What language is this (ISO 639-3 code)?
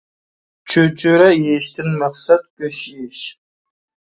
uig